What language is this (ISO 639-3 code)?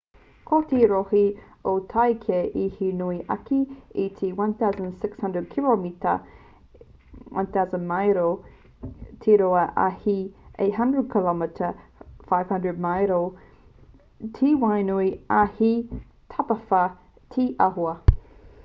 mri